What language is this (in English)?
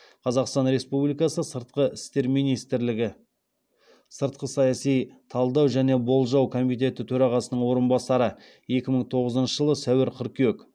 Kazakh